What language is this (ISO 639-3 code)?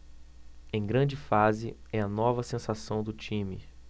por